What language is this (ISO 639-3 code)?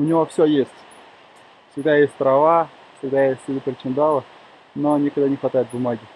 rus